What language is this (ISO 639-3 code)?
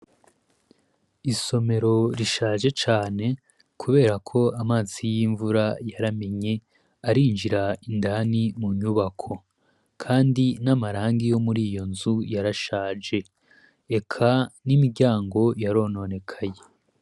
run